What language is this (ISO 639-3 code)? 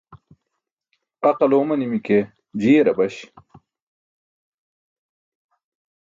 bsk